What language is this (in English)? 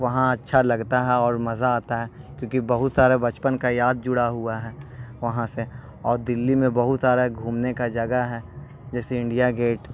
Urdu